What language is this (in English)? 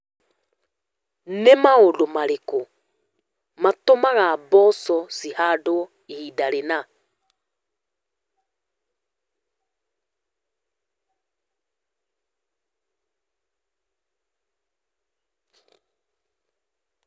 Kikuyu